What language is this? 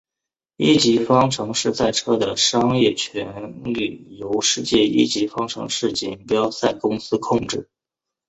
Chinese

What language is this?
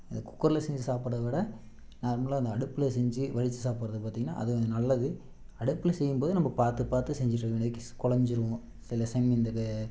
Tamil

